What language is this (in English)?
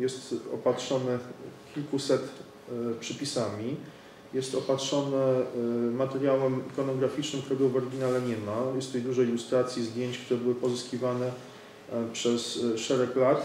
Polish